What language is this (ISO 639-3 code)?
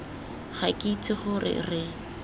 tsn